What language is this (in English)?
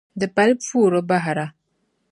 Dagbani